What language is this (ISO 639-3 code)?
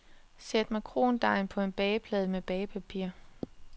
dan